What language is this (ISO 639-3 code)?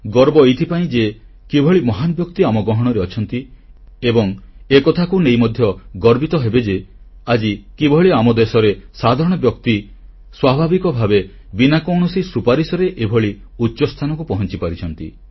ori